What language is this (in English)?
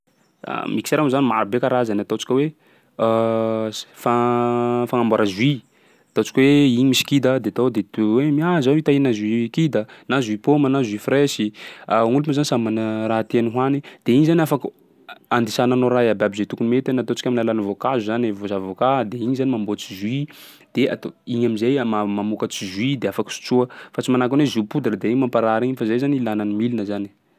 Sakalava Malagasy